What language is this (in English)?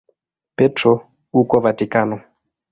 Swahili